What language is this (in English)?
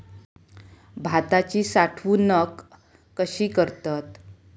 Marathi